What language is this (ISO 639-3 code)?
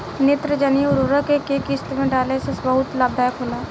bho